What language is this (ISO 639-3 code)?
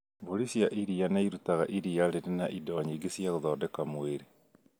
kik